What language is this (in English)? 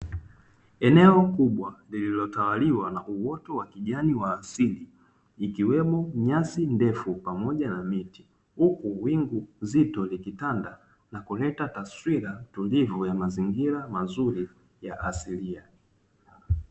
Swahili